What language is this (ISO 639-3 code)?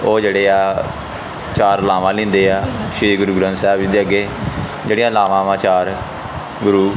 pan